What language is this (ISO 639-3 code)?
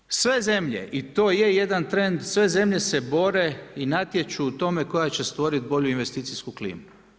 hrv